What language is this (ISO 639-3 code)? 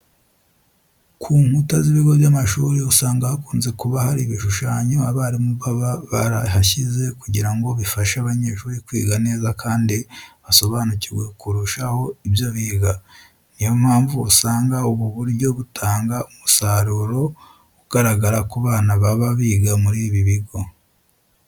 kin